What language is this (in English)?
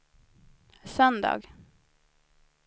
Swedish